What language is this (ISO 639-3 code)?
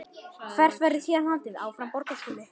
isl